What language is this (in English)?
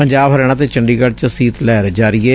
Punjabi